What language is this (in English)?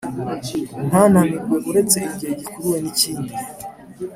Kinyarwanda